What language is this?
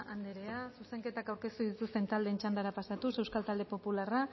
Basque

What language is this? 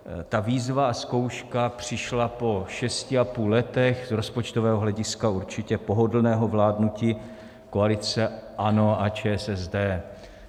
Czech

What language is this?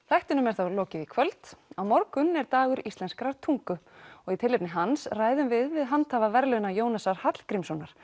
Icelandic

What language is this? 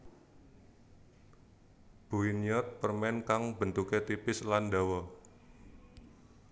Javanese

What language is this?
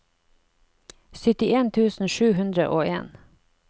Norwegian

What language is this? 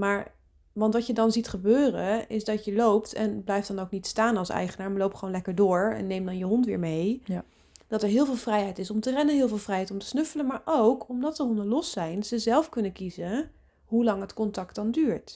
Dutch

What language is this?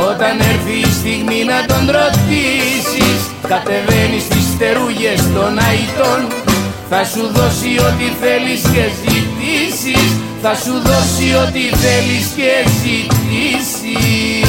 Greek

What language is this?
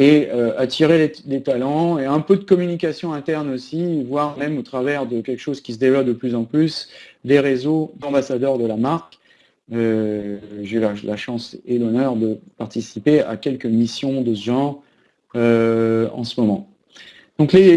French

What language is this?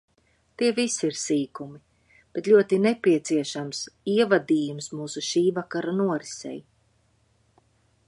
Latvian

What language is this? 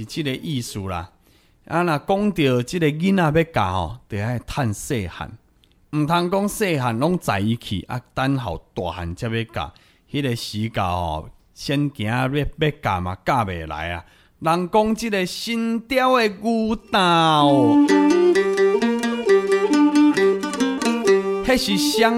Chinese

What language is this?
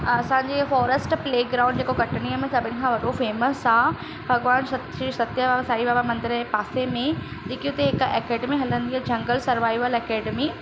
Sindhi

